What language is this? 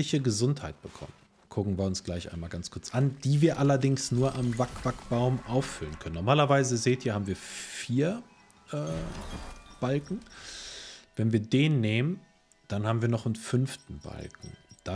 German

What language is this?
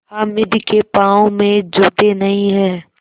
Hindi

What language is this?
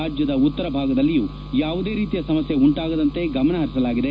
Kannada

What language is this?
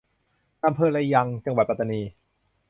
Thai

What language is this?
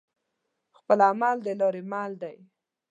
Pashto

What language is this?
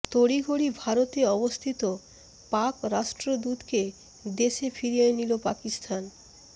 Bangla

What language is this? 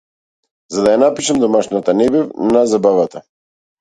Macedonian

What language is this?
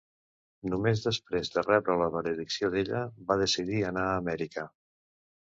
Catalan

